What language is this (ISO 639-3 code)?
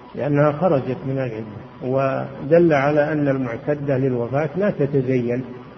ara